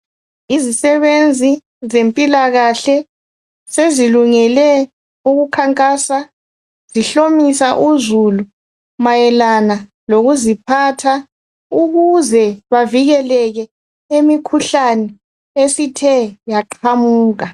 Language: North Ndebele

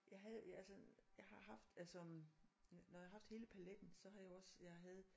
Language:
Danish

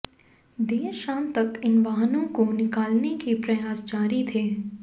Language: Hindi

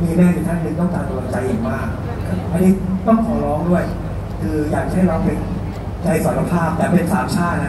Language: Thai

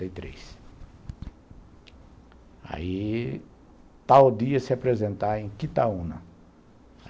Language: Portuguese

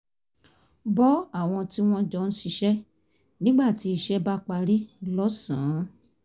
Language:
Yoruba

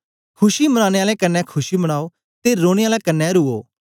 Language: Dogri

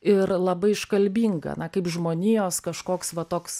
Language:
Lithuanian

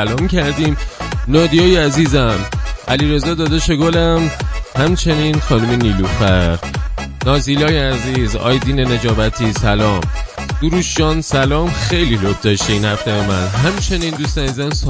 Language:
Persian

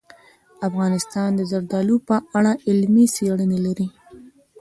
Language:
Pashto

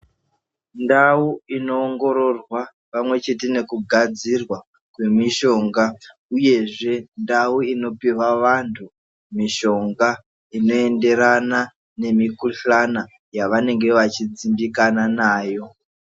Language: Ndau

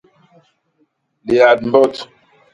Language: Basaa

